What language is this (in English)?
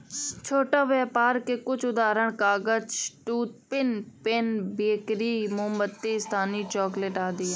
Hindi